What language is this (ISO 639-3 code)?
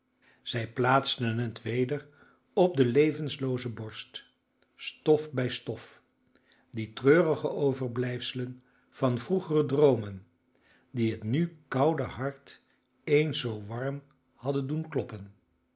nld